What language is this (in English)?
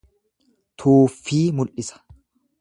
Oromo